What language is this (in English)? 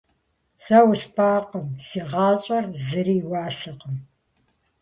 Kabardian